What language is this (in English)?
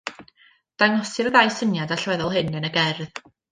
Welsh